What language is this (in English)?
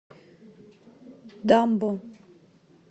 Russian